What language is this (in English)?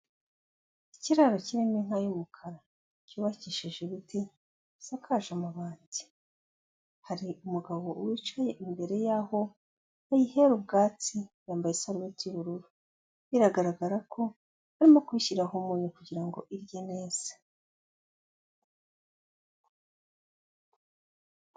Kinyarwanda